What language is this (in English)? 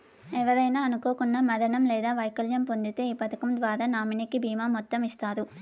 Telugu